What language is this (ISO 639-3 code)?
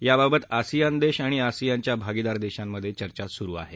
mar